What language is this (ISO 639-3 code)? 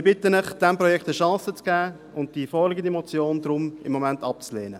gsw